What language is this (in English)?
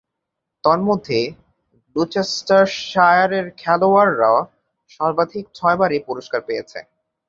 Bangla